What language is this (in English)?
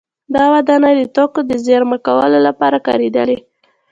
Pashto